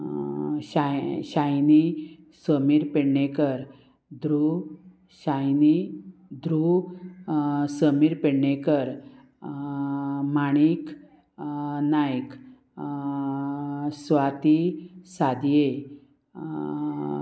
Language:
Konkani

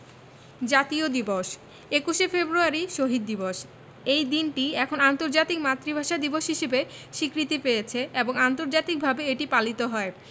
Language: Bangla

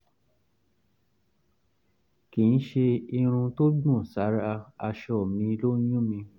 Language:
Yoruba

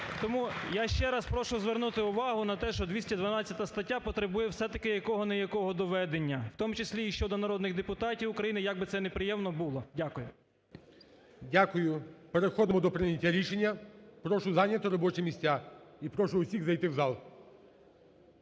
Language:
Ukrainian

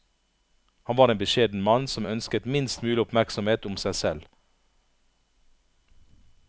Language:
Norwegian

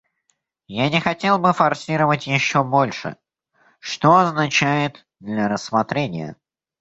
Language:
Russian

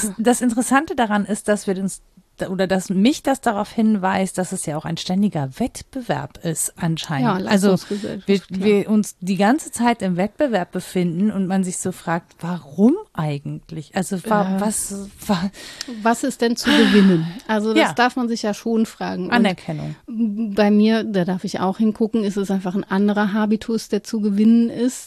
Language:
German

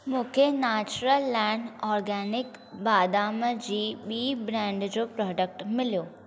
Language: Sindhi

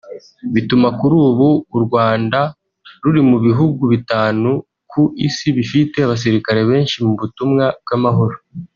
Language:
Kinyarwanda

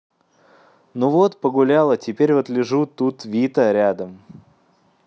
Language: Russian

